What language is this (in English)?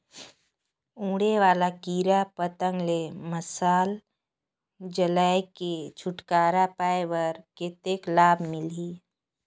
Chhattisgarhi